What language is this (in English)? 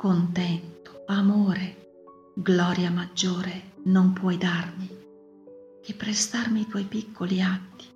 Italian